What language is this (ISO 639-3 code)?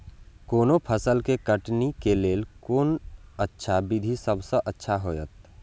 mai